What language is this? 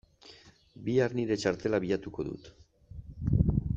Basque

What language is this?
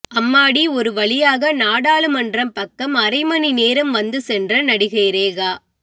Tamil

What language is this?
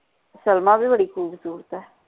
Punjabi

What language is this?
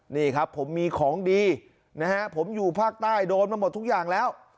Thai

